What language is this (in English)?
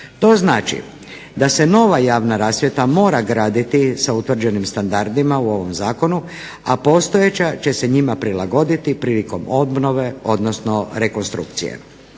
Croatian